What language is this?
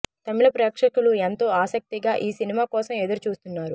Telugu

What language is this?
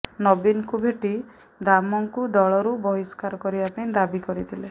Odia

